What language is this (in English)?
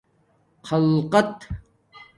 Domaaki